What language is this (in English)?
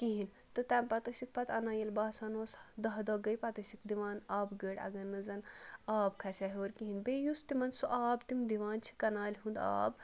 Kashmiri